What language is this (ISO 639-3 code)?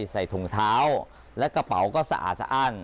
tha